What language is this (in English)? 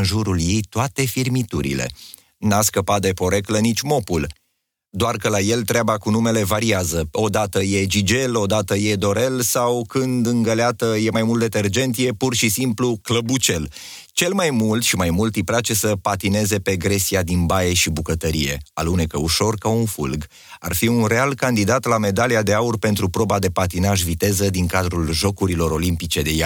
Romanian